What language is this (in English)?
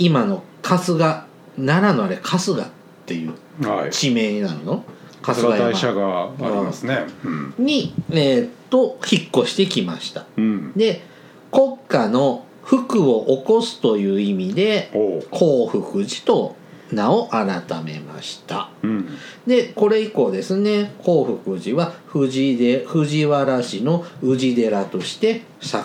Japanese